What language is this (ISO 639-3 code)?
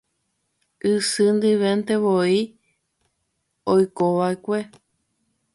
grn